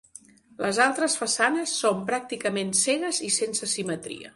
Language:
Catalan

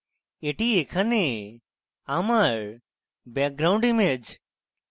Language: Bangla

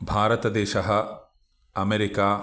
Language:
Sanskrit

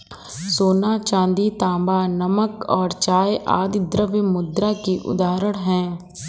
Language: Hindi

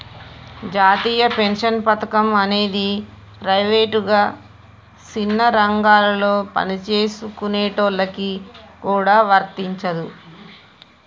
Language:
Telugu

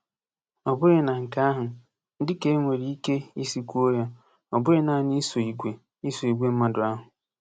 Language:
Igbo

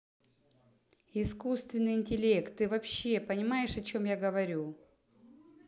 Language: Russian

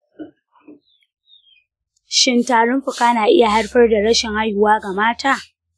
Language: Hausa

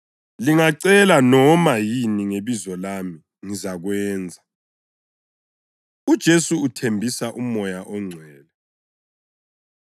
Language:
North Ndebele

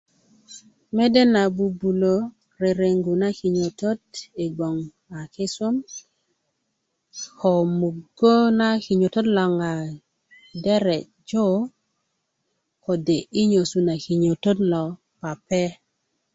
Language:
Kuku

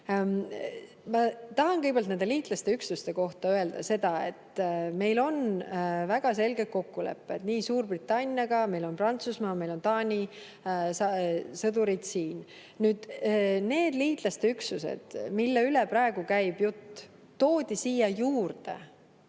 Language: Estonian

